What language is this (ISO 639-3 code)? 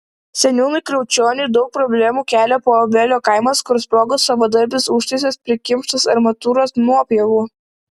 lit